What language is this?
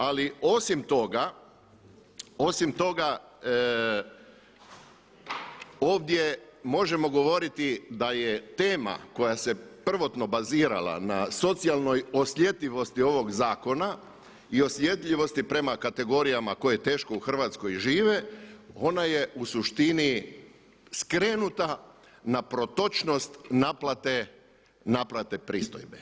Croatian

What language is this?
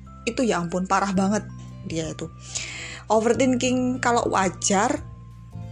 Indonesian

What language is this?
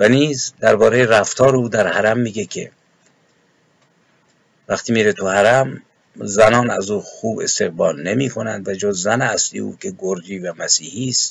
Persian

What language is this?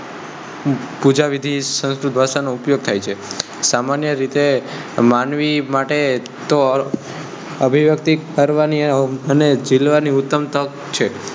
Gujarati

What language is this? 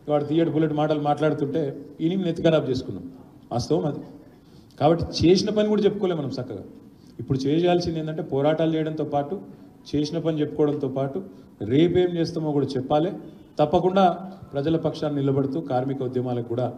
Telugu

